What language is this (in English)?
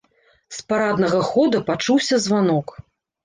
Belarusian